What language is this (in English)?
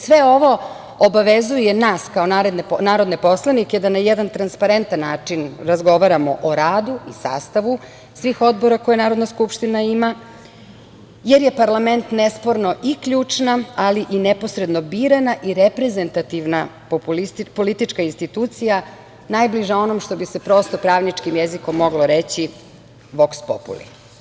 Serbian